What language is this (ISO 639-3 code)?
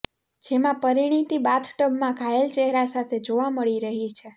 guj